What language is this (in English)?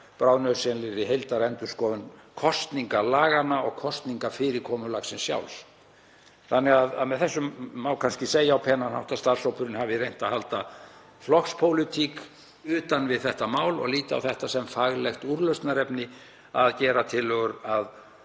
Icelandic